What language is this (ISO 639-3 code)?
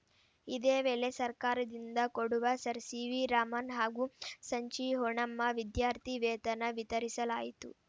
kan